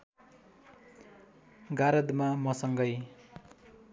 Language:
Nepali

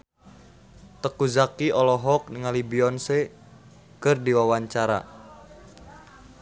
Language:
Sundanese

